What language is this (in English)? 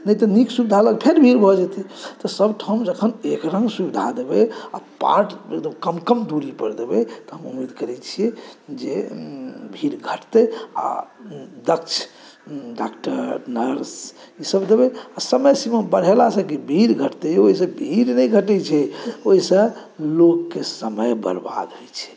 Maithili